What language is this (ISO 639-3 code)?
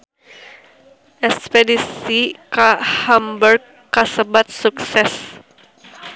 sun